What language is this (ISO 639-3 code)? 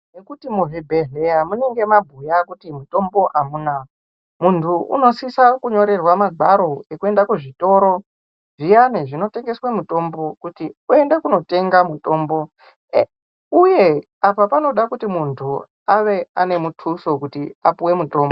ndc